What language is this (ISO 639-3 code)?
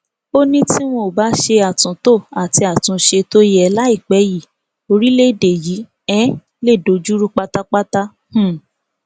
yor